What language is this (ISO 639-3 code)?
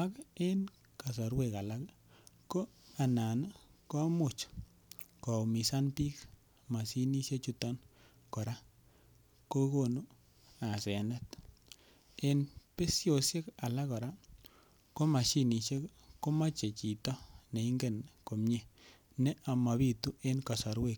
kln